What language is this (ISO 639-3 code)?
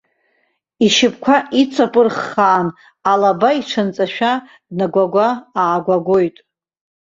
abk